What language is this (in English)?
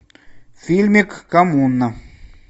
Russian